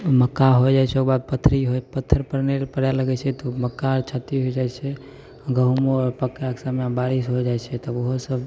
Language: Maithili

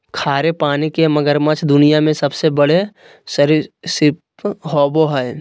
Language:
Magahi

